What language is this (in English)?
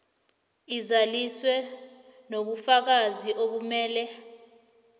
South Ndebele